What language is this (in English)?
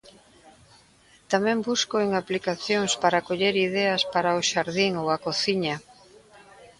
Galician